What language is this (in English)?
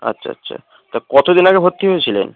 Bangla